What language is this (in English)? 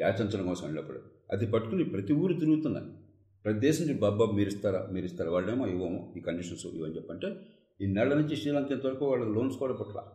Telugu